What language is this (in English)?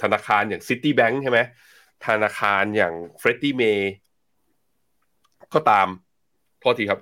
Thai